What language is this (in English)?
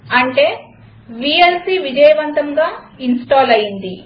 Telugu